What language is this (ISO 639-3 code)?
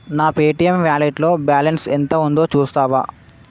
tel